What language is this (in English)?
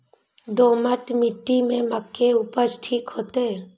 Maithili